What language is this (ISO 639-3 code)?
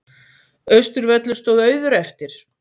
isl